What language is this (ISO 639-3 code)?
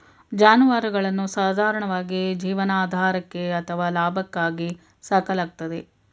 kan